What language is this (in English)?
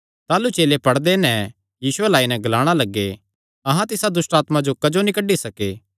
Kangri